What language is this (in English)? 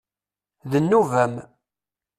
Kabyle